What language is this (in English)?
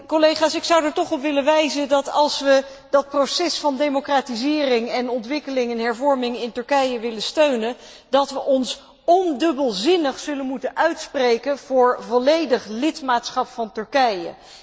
Dutch